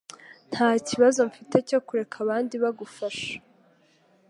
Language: Kinyarwanda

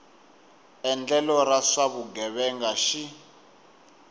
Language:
Tsonga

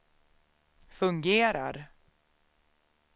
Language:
Swedish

